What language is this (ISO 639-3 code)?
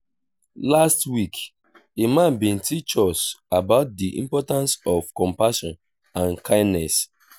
pcm